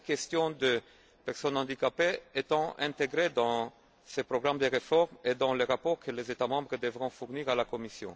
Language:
French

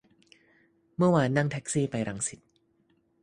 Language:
Thai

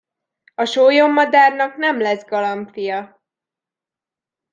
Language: Hungarian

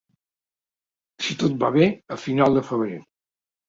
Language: Catalan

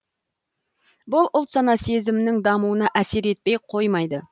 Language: Kazakh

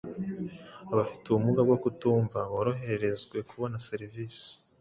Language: Kinyarwanda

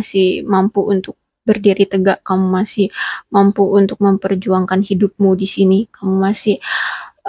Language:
Indonesian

